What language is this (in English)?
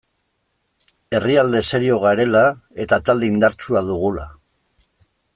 Basque